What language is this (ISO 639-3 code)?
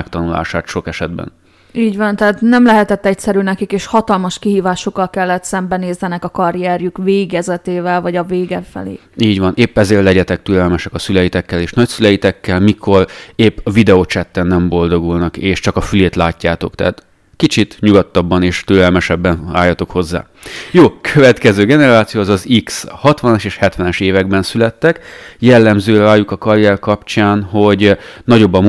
hun